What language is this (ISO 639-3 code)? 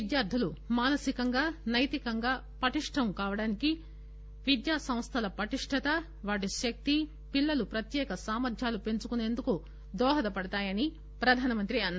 tel